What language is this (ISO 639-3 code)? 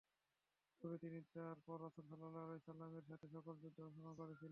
ben